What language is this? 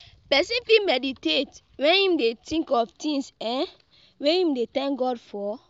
Nigerian Pidgin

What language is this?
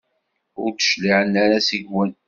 Kabyle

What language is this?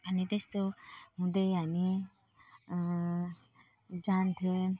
Nepali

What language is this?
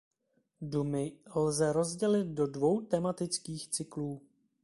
Czech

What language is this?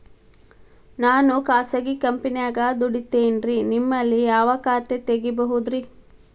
Kannada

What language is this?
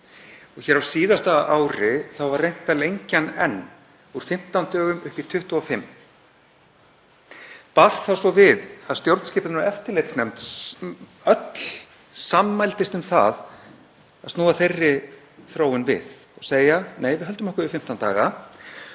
Icelandic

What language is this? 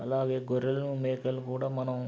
Telugu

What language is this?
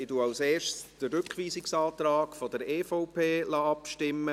Swiss German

